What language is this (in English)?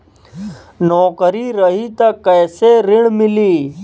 Bhojpuri